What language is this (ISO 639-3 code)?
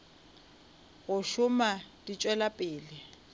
nso